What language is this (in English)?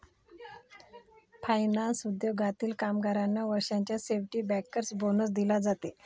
Marathi